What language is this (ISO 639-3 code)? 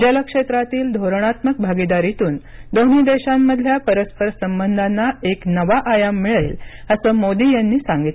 mar